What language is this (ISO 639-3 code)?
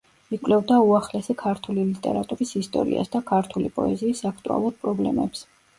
kat